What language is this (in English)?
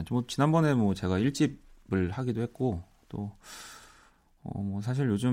Korean